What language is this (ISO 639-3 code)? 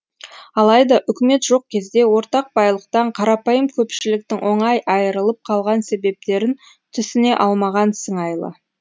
kaz